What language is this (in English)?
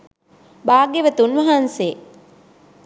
Sinhala